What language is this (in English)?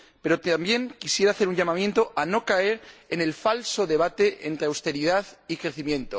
Spanish